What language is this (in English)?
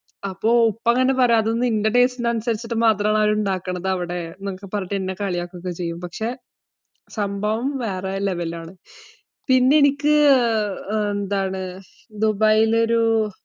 Malayalam